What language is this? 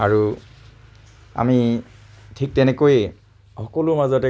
Assamese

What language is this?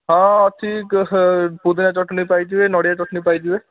Odia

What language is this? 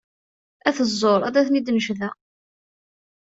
Kabyle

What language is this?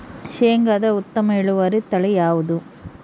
Kannada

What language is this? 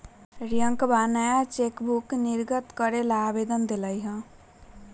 Magahi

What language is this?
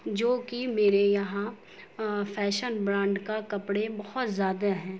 Urdu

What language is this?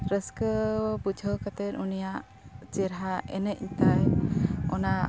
Santali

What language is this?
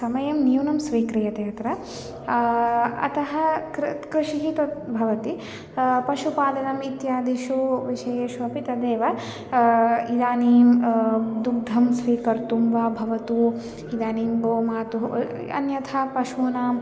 Sanskrit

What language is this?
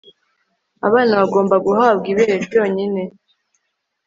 Kinyarwanda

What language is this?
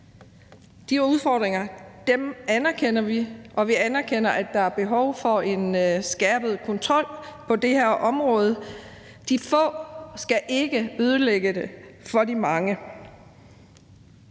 Danish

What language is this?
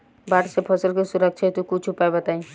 Bhojpuri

